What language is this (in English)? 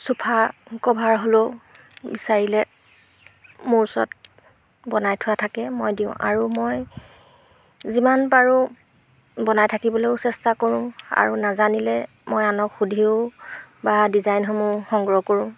Assamese